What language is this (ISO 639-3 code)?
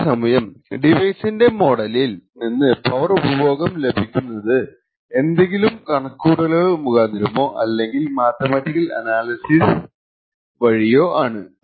mal